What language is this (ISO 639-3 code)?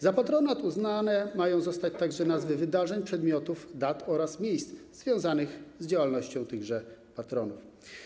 pol